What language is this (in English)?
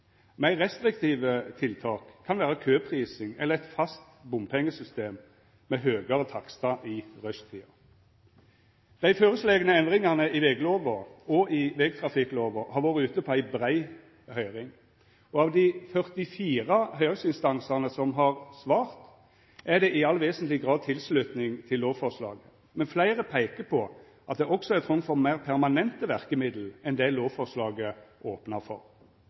Norwegian Nynorsk